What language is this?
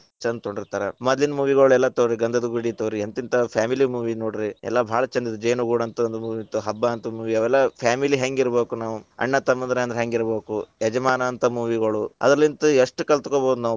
Kannada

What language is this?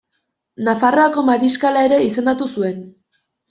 Basque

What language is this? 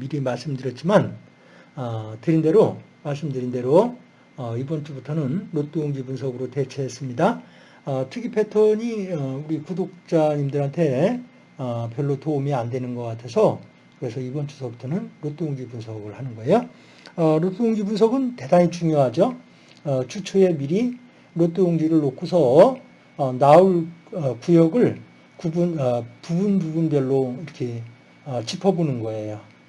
Korean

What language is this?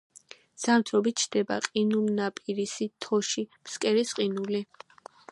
Georgian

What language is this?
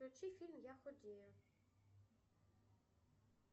Russian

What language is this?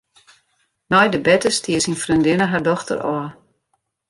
Western Frisian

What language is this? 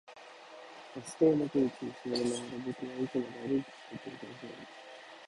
Japanese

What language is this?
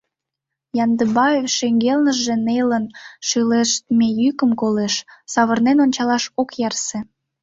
Mari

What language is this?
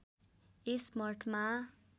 Nepali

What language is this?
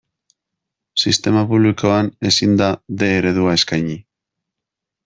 Basque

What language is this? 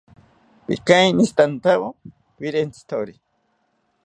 South Ucayali Ashéninka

